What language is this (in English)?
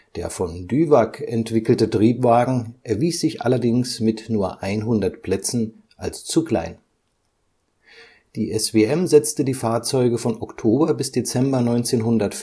German